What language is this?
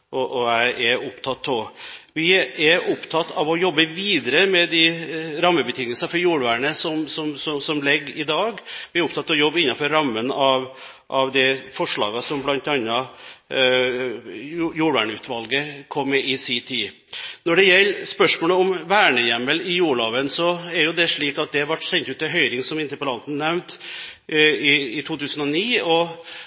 Norwegian Bokmål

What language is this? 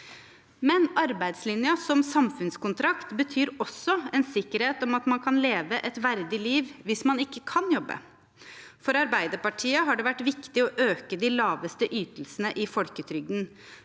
Norwegian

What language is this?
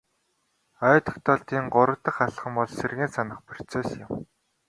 Mongolian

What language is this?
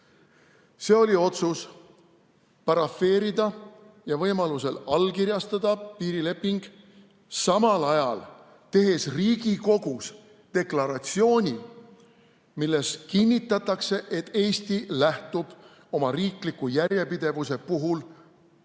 Estonian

